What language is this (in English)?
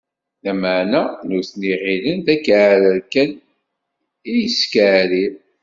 Kabyle